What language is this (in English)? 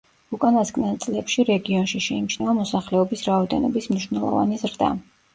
Georgian